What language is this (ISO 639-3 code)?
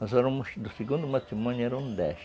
por